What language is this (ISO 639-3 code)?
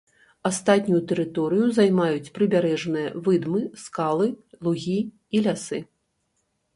bel